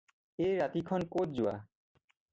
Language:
Assamese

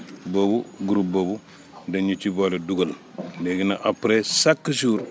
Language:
Wolof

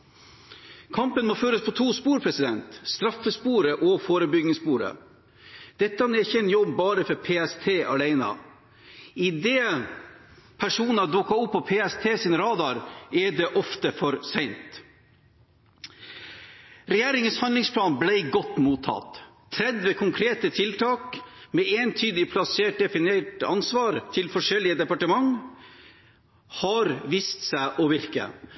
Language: Norwegian Bokmål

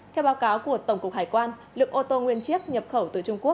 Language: Vietnamese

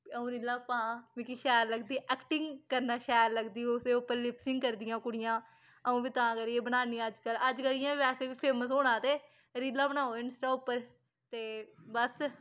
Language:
Dogri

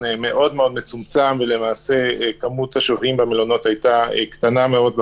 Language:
Hebrew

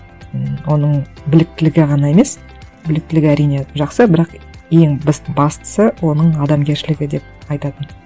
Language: Kazakh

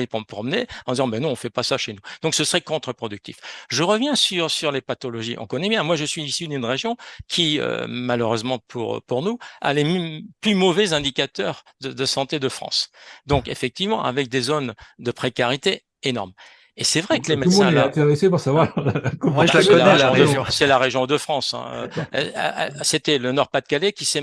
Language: French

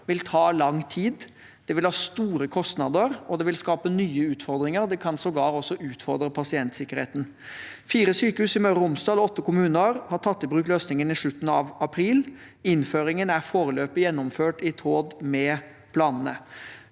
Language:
Norwegian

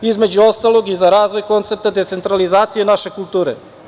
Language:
Serbian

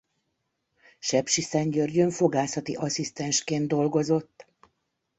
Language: Hungarian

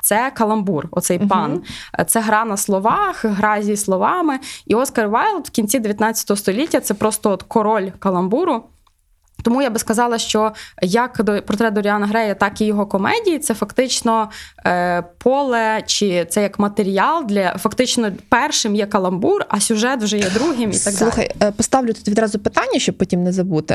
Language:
Ukrainian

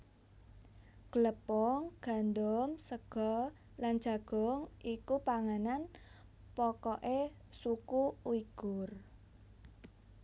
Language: Javanese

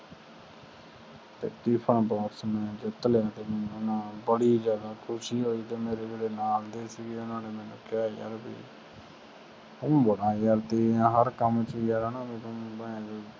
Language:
Punjabi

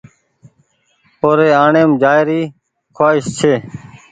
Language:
Goaria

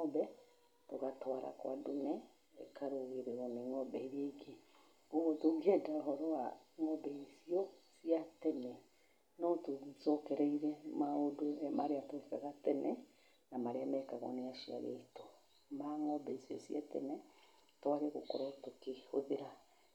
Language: Kikuyu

